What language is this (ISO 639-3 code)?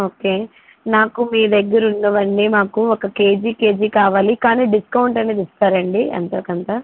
tel